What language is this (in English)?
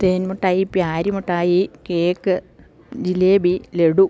Malayalam